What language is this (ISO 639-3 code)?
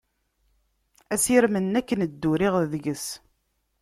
kab